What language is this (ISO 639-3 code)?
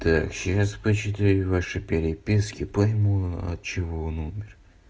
rus